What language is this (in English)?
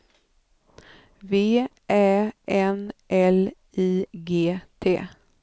Swedish